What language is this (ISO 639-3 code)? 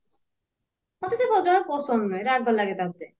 ori